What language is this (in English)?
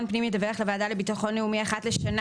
Hebrew